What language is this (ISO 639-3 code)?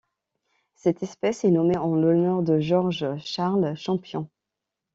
fra